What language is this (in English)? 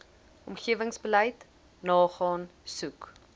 Afrikaans